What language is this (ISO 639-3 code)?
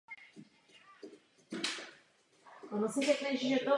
ces